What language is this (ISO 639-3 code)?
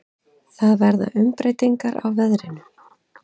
isl